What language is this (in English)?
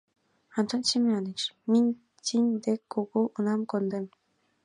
Mari